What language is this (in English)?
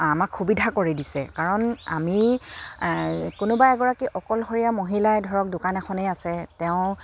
Assamese